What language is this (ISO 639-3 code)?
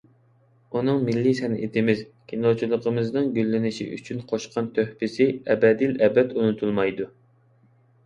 uig